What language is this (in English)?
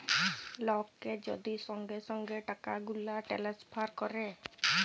Bangla